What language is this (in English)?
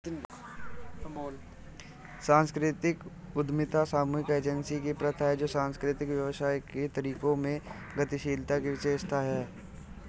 Hindi